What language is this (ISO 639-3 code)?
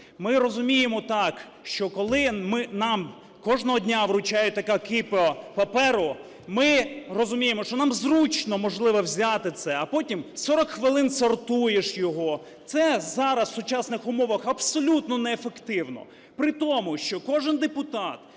ukr